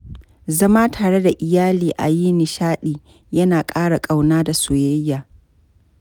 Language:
Hausa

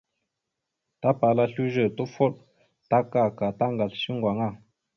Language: Mada (Cameroon)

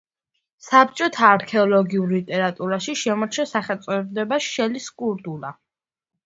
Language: Georgian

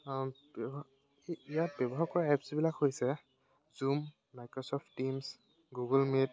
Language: Assamese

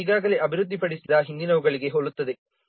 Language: Kannada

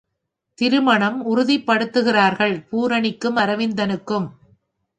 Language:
Tamil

